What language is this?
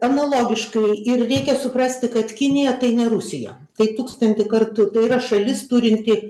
Lithuanian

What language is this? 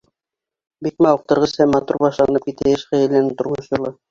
Bashkir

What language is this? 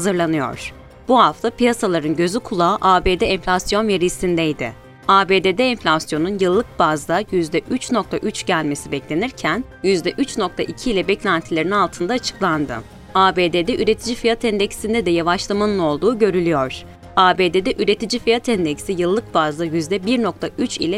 Turkish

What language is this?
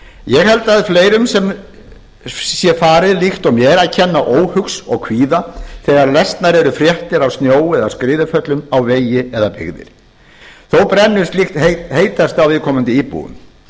Icelandic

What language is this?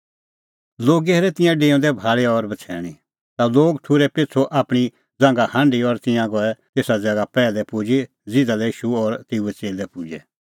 Kullu Pahari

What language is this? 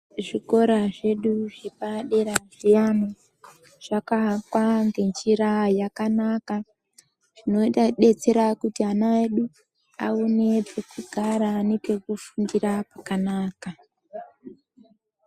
Ndau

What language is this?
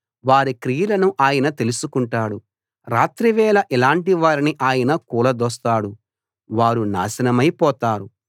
Telugu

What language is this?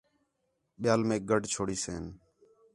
Khetrani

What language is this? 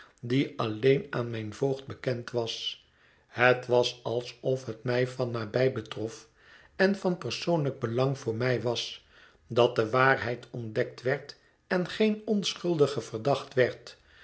Dutch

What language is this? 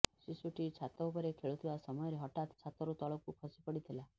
Odia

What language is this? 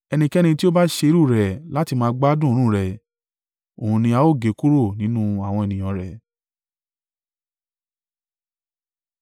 Yoruba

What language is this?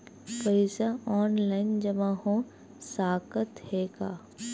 Chhattisgarhi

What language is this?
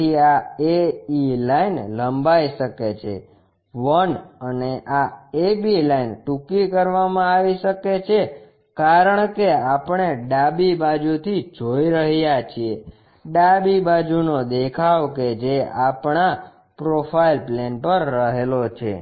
Gujarati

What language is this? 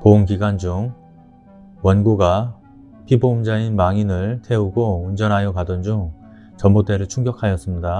Korean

